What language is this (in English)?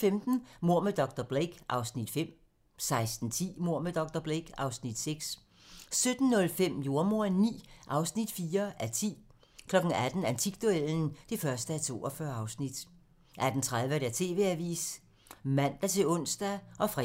Danish